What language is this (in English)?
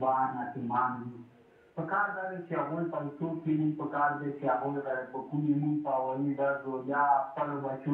Arabic